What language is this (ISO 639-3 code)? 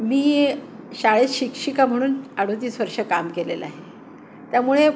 mar